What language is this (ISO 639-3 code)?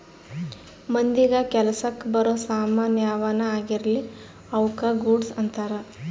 kan